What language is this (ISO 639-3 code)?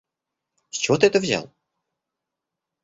rus